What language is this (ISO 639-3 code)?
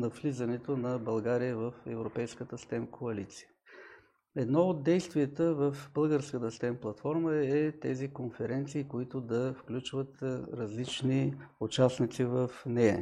bul